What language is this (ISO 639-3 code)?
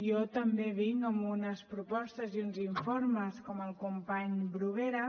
cat